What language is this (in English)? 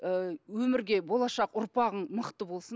Kazakh